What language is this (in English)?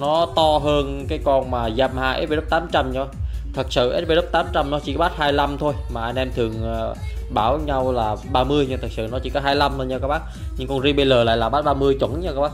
Vietnamese